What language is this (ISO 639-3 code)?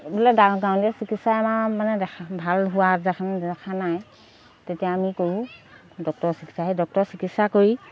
asm